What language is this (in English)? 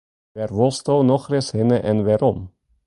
Western Frisian